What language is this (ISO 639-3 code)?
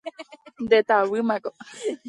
grn